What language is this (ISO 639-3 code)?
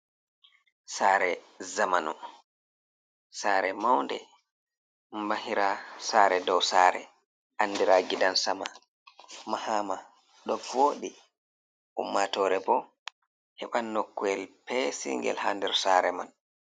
ful